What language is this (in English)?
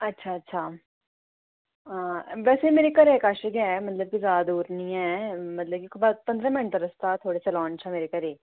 Dogri